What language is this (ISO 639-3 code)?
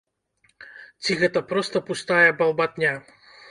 bel